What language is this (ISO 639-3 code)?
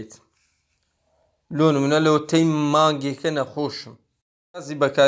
tur